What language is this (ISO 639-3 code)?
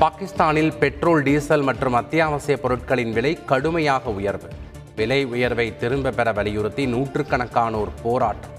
tam